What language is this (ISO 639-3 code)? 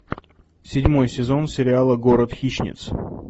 rus